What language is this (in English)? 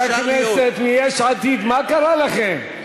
Hebrew